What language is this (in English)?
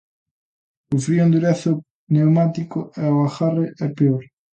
Galician